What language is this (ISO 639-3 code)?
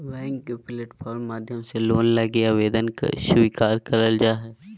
mag